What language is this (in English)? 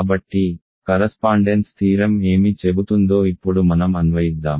Telugu